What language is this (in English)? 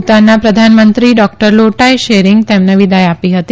Gujarati